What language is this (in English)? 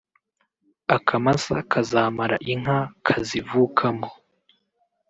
Kinyarwanda